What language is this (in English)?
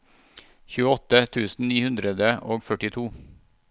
Norwegian